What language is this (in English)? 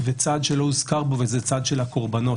Hebrew